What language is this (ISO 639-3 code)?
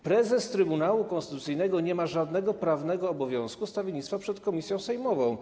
pol